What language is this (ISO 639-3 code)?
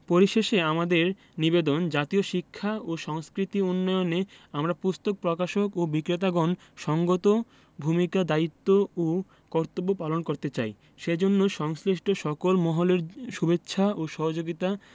ben